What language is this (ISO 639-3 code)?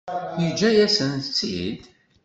kab